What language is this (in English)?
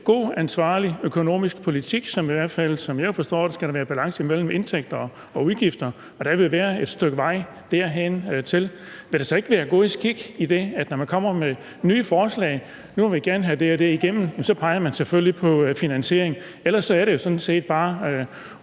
Danish